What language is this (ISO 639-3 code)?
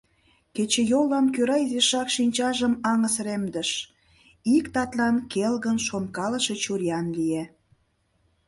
chm